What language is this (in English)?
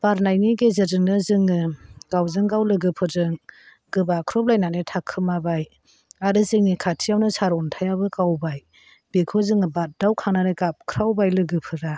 Bodo